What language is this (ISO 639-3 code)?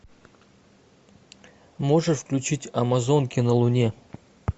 rus